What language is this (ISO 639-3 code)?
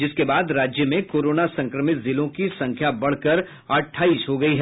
hin